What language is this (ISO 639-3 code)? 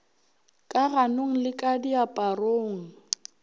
nso